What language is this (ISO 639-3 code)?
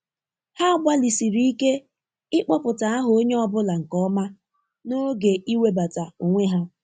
ibo